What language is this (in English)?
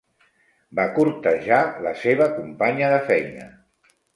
Catalan